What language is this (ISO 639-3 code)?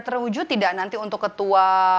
ind